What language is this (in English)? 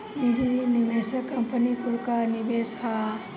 Bhojpuri